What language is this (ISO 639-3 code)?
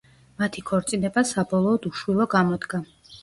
kat